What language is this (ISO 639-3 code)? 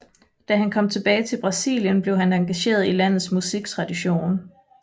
dan